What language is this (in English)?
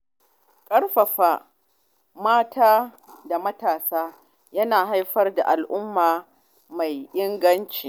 Hausa